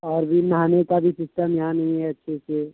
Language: Urdu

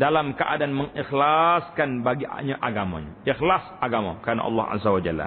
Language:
Malay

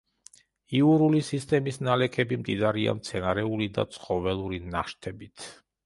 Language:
Georgian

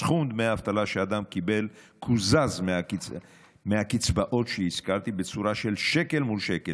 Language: Hebrew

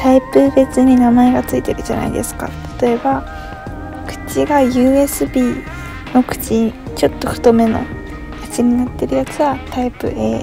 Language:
Japanese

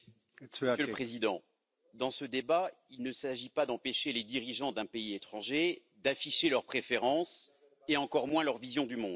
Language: French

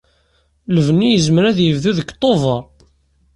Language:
Kabyle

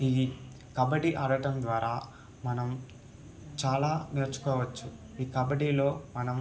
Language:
Telugu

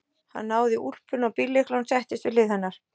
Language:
Icelandic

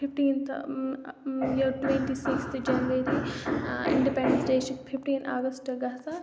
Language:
Kashmiri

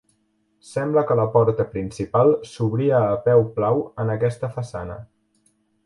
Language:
Catalan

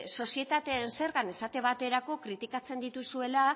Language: Basque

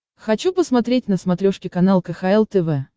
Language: Russian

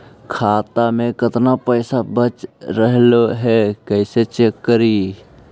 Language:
Magahi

